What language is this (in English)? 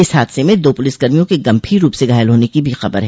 Hindi